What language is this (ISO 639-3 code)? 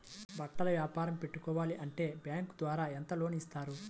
tel